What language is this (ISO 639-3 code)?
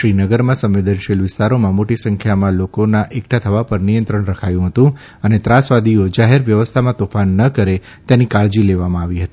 guj